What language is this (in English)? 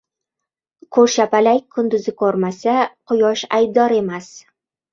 Uzbek